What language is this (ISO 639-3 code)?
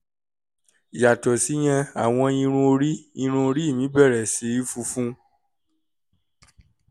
yor